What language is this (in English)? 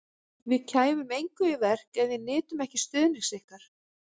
Icelandic